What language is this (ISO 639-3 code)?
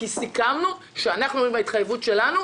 heb